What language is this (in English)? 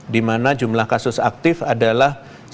Indonesian